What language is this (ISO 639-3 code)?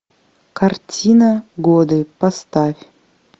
rus